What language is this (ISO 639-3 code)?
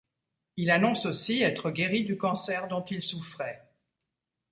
fra